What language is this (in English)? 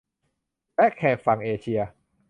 Thai